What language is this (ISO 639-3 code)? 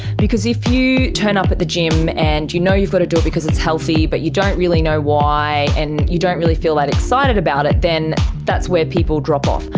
eng